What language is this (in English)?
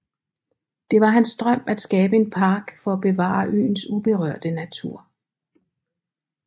Danish